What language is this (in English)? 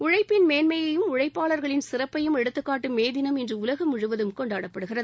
Tamil